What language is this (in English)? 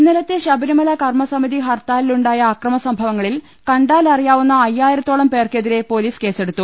Malayalam